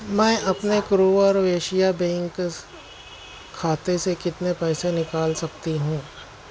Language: Urdu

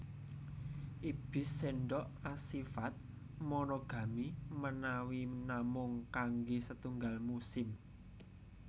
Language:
Javanese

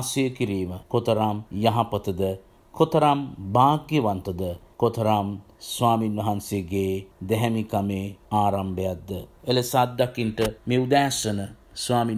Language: Romanian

